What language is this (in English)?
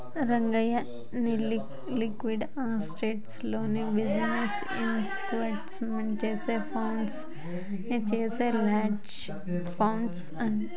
Telugu